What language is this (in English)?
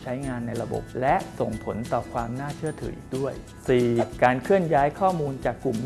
Thai